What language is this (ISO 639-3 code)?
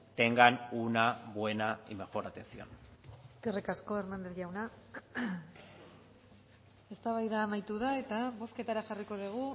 eus